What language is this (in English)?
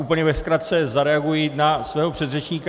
Czech